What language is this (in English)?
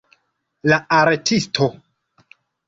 Esperanto